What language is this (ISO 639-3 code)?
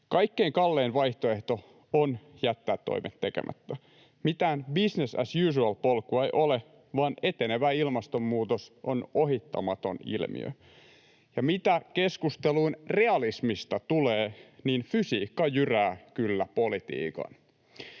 fin